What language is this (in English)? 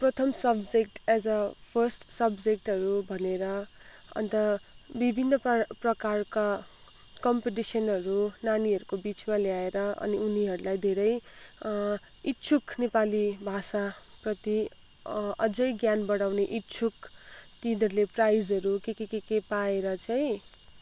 Nepali